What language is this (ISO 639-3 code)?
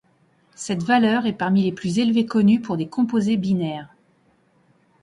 fra